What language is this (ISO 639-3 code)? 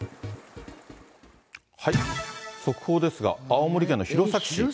jpn